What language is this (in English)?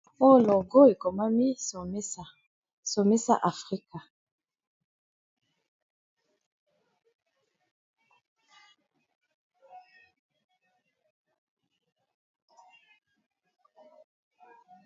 Lingala